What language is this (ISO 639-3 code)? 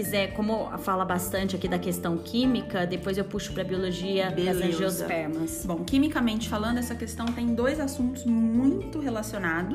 por